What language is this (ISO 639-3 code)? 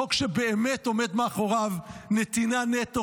heb